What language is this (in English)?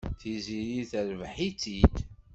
Kabyle